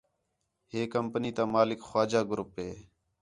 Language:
Khetrani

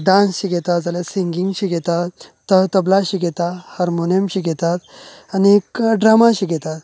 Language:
Konkani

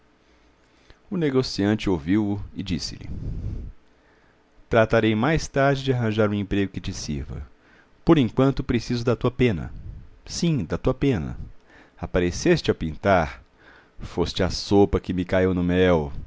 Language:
Portuguese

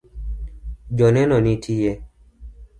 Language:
Luo (Kenya and Tanzania)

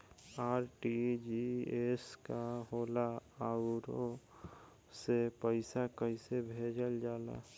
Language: Bhojpuri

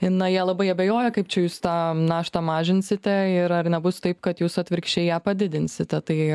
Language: Lithuanian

